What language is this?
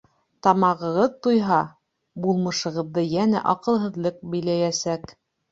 Bashkir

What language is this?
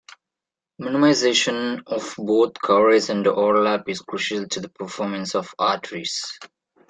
English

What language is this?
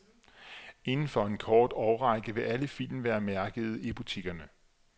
Danish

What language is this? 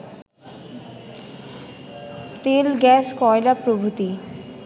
Bangla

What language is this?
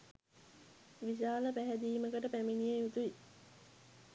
Sinhala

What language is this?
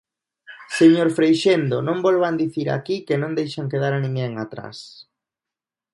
Galician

